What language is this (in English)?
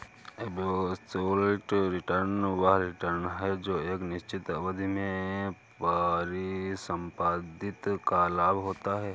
Hindi